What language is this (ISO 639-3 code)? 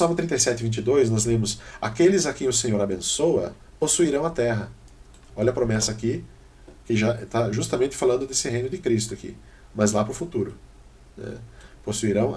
por